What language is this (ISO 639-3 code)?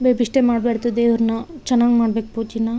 kan